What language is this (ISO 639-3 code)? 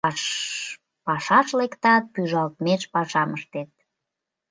chm